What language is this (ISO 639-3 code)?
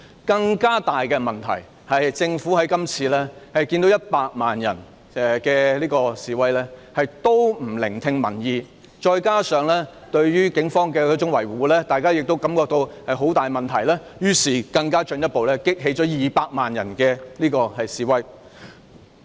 yue